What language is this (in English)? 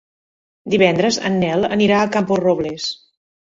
Catalan